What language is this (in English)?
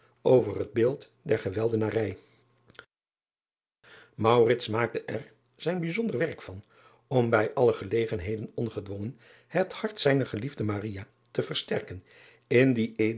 Dutch